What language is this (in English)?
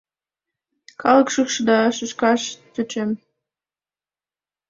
Mari